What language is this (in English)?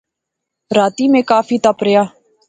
Pahari-Potwari